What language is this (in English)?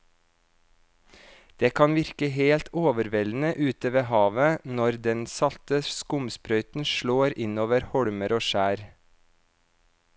Norwegian